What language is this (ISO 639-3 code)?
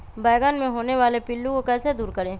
mag